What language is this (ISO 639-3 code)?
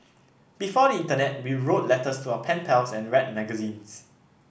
eng